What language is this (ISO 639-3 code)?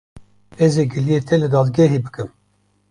kur